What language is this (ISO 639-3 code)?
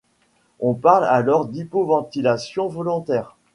fra